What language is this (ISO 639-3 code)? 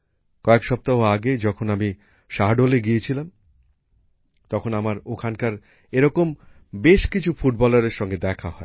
ben